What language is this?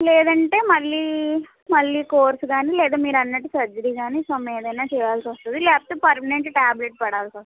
Telugu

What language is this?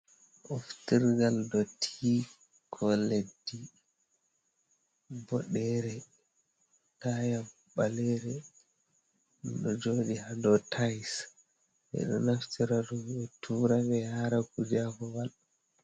Fula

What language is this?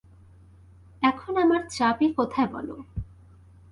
Bangla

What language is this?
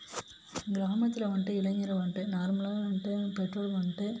Tamil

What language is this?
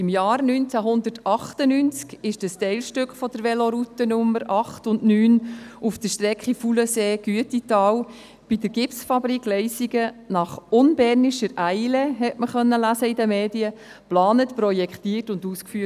Swiss German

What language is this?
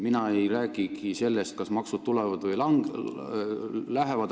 Estonian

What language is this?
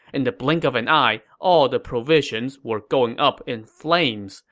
English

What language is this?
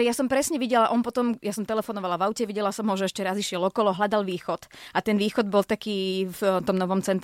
Slovak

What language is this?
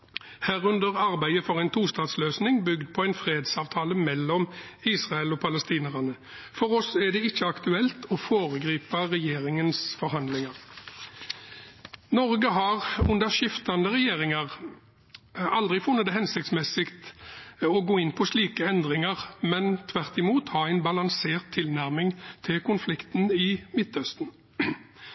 Norwegian Bokmål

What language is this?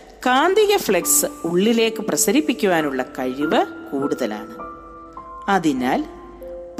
Malayalam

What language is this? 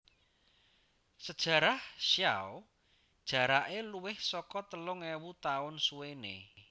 Javanese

